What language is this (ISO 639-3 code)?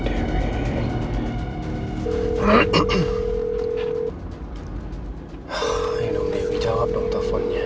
ind